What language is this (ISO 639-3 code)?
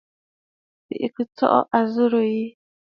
bfd